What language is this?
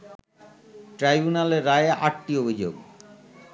Bangla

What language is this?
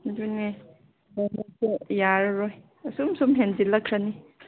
Manipuri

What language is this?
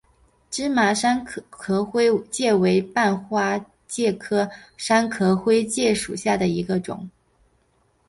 Chinese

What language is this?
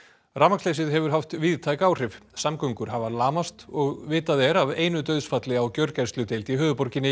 Icelandic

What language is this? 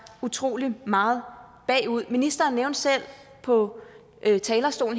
Danish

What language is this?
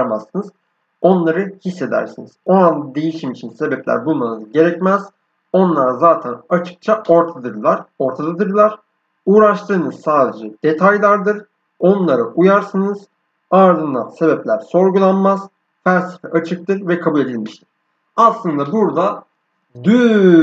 Turkish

